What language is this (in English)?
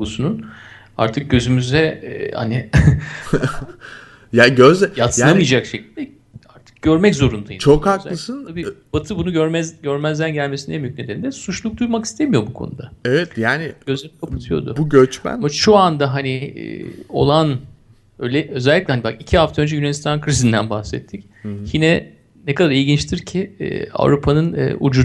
Turkish